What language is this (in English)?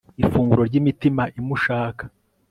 Kinyarwanda